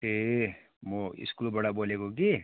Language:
Nepali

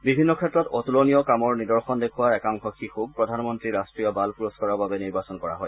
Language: Assamese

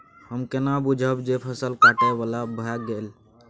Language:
Maithili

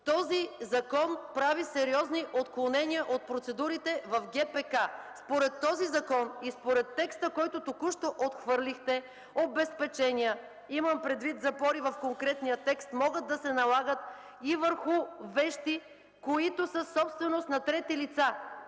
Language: Bulgarian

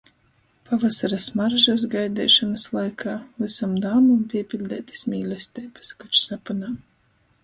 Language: Latgalian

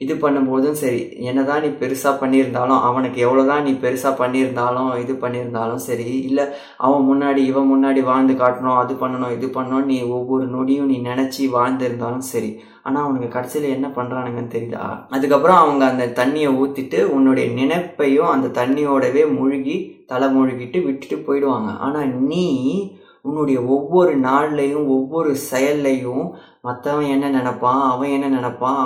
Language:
Tamil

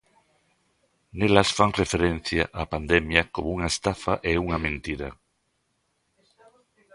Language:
Galician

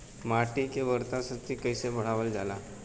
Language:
Bhojpuri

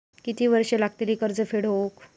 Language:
Marathi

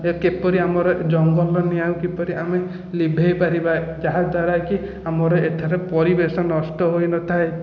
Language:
Odia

